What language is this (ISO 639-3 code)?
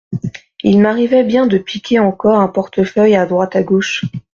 fra